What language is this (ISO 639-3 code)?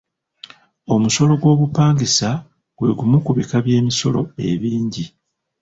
lug